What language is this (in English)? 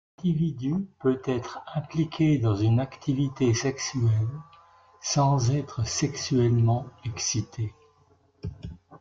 French